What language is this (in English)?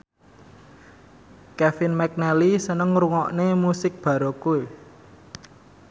Javanese